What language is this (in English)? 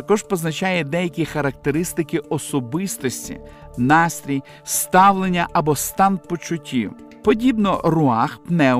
Ukrainian